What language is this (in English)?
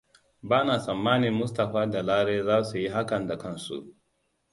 Hausa